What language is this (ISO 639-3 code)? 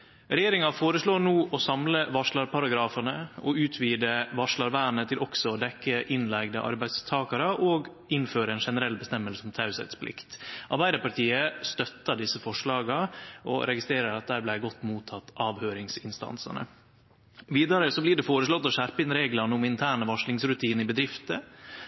nno